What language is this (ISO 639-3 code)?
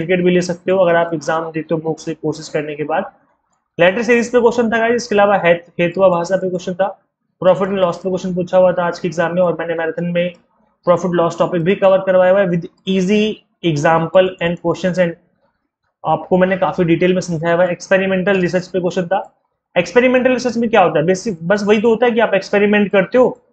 hin